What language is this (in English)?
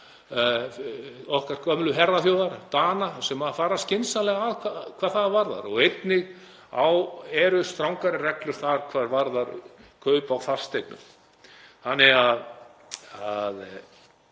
Icelandic